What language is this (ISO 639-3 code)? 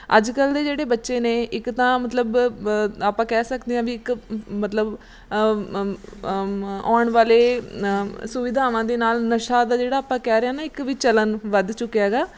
pan